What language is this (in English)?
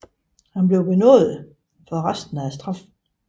Danish